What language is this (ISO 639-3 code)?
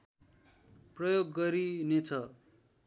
nep